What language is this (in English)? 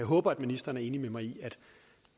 Danish